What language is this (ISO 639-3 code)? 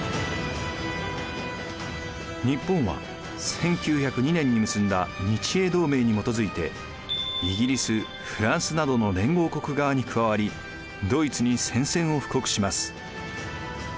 jpn